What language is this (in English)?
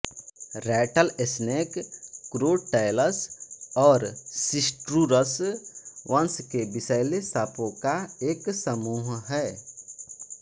Hindi